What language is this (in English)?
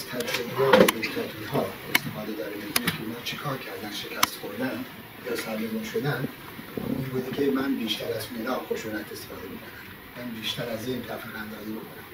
Persian